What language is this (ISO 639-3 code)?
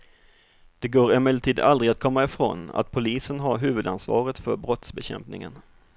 swe